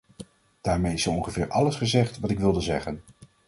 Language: Dutch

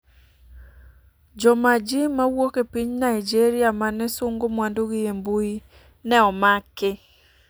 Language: Luo (Kenya and Tanzania)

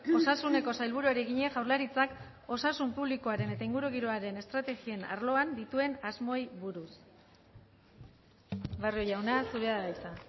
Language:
Basque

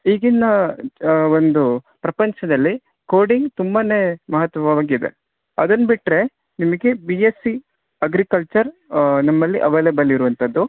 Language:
Kannada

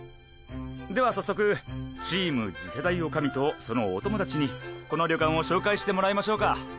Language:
Japanese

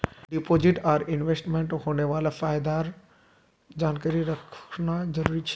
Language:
Magahi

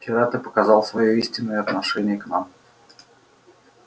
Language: Russian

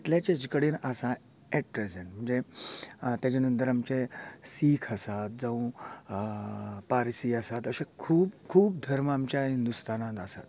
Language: Konkani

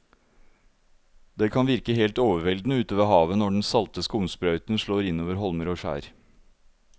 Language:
Norwegian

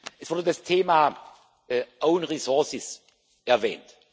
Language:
German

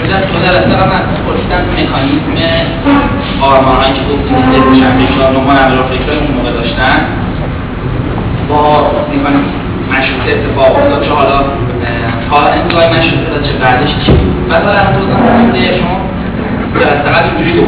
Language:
Persian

